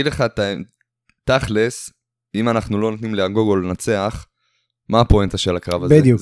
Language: Hebrew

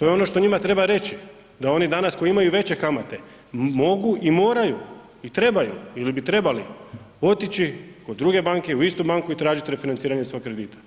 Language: Croatian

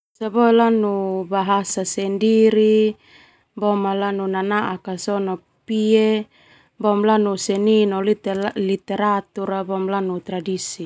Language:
Termanu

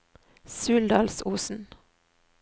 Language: Norwegian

